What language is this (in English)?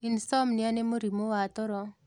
Kikuyu